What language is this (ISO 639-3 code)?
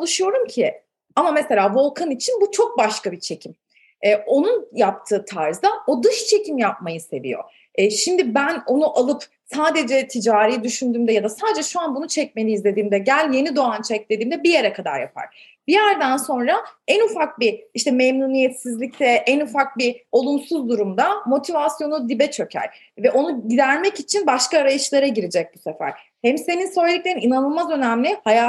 tur